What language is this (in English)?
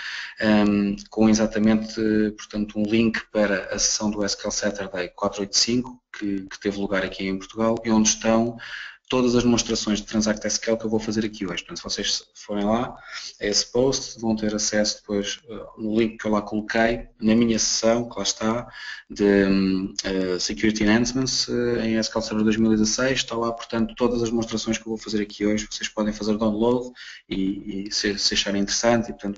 Portuguese